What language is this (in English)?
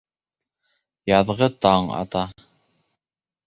Bashkir